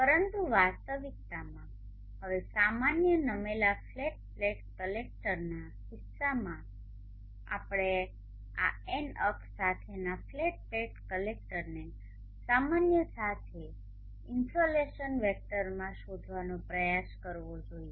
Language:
Gujarati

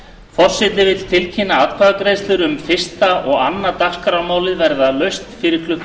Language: Icelandic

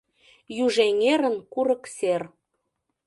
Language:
Mari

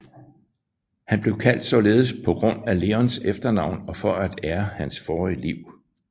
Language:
Danish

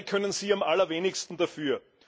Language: German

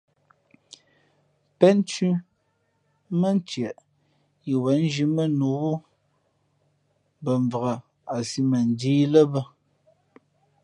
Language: Fe'fe'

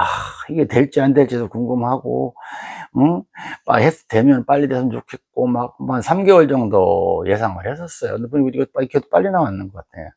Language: Korean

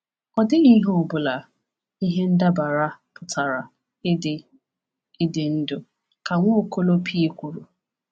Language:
Igbo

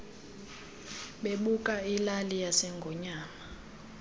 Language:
Xhosa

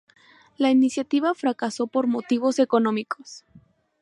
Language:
Spanish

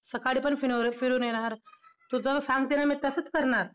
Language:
Marathi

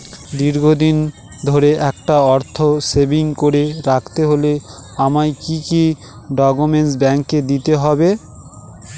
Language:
Bangla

